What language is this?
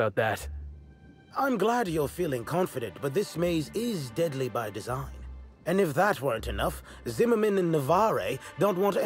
German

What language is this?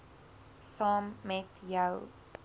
Afrikaans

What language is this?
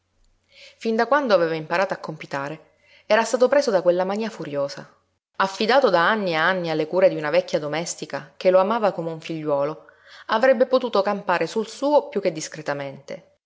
Italian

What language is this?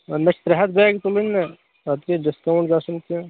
Kashmiri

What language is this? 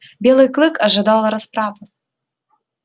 Russian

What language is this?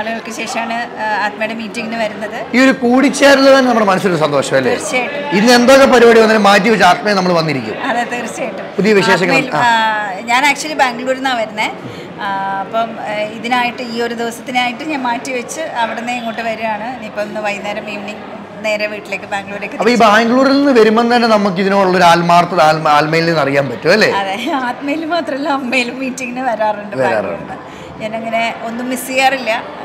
Malayalam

